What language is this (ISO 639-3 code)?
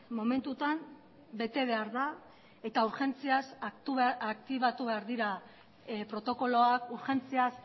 eus